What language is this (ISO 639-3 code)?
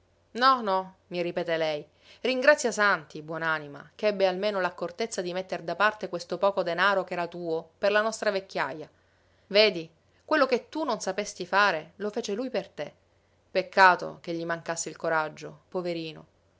ita